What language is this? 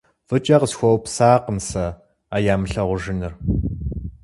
Kabardian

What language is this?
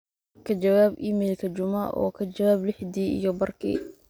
Somali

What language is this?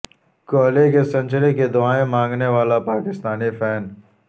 Urdu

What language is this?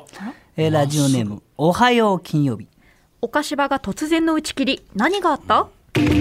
Japanese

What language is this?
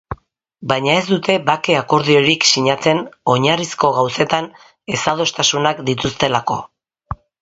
Basque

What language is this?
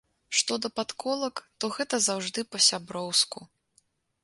Belarusian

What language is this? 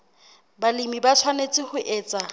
Southern Sotho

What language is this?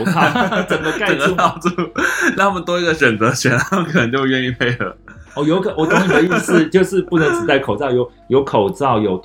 Chinese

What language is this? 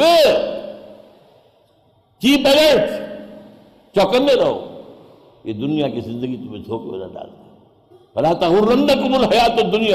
Urdu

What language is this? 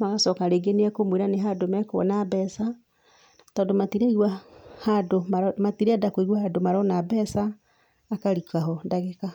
Kikuyu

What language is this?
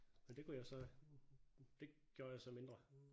Danish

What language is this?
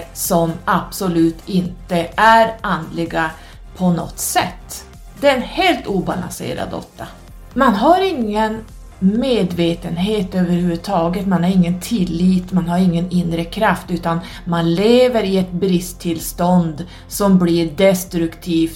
Swedish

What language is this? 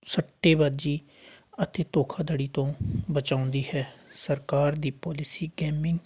Punjabi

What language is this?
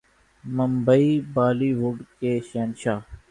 Urdu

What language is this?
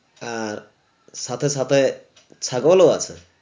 Bangla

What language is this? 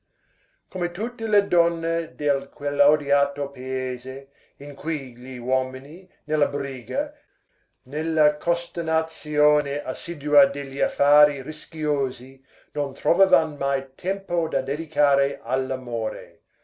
Italian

